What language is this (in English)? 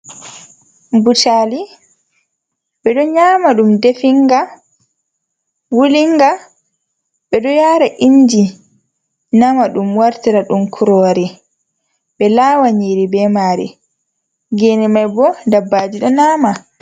Fula